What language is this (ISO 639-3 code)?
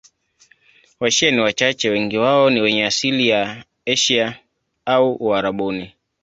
swa